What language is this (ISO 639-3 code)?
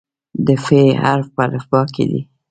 pus